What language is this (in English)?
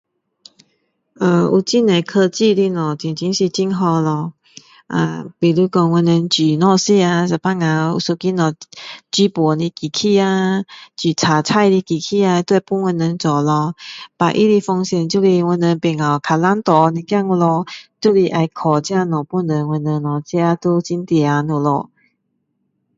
Min Dong Chinese